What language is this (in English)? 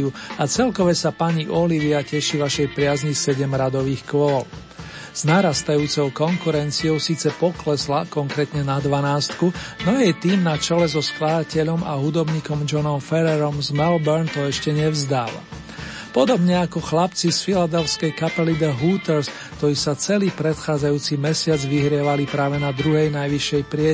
Slovak